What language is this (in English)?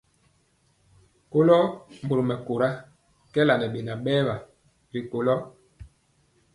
Mpiemo